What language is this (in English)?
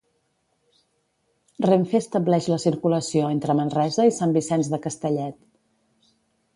Catalan